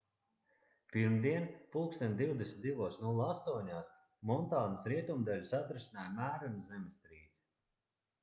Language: Latvian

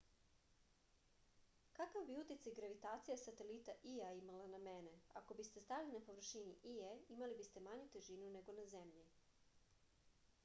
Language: Serbian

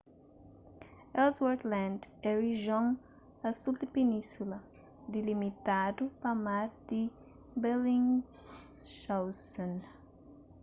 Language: Kabuverdianu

